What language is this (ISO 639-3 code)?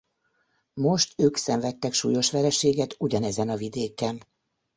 hun